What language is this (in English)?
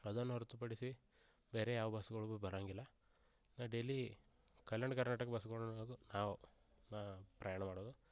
Kannada